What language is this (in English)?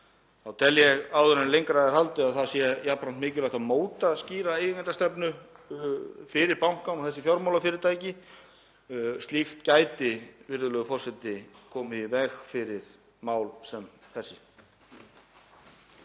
Icelandic